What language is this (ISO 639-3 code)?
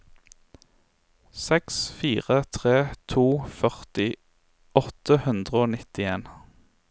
nor